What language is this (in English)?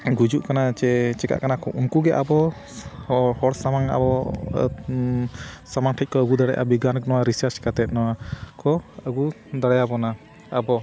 Santali